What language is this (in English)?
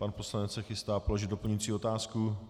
Czech